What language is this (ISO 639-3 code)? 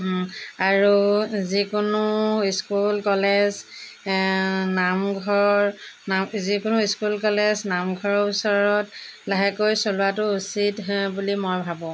asm